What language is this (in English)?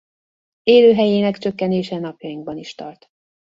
Hungarian